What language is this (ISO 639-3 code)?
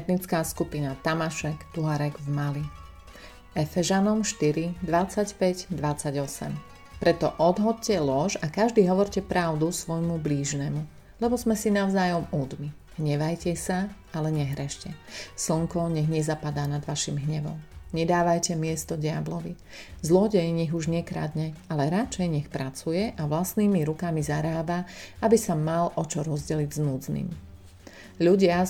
slk